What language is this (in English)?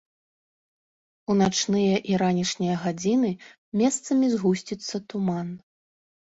Belarusian